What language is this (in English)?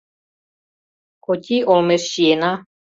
Mari